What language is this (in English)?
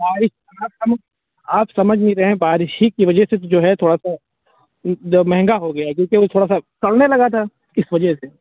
Urdu